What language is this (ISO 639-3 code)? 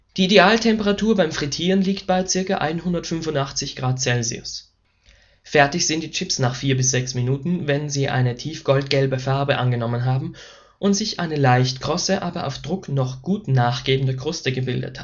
deu